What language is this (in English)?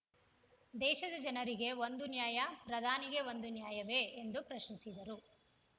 Kannada